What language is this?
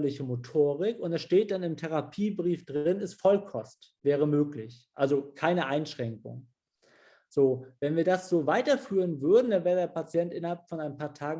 German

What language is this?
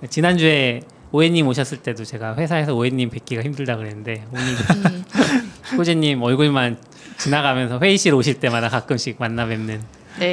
Korean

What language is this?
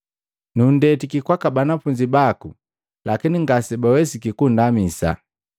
Matengo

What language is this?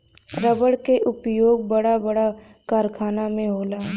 Bhojpuri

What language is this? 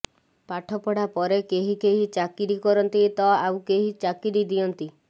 Odia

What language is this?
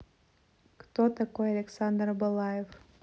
Russian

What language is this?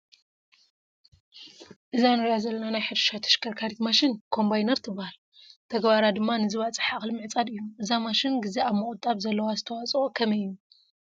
Tigrinya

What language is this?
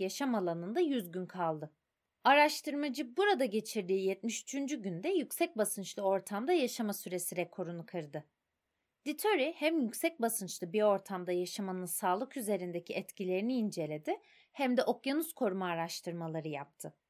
Turkish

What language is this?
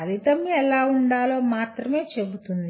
Telugu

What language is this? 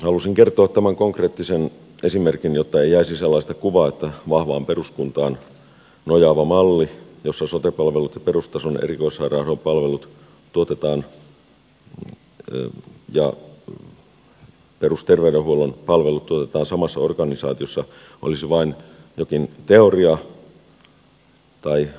Finnish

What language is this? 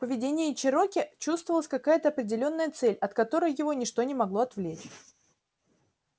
Russian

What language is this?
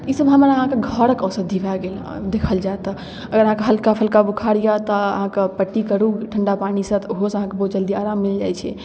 Maithili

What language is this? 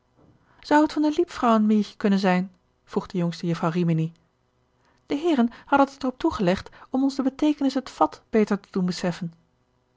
Dutch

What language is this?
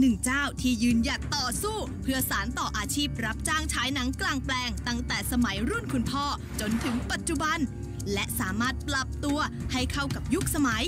Thai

